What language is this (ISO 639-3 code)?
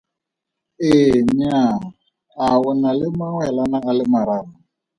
tsn